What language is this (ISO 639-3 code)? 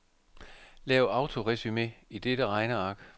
dan